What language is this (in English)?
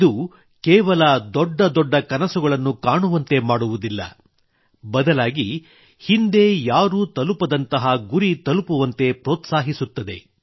Kannada